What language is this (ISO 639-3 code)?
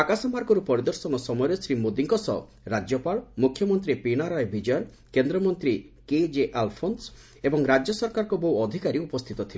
ori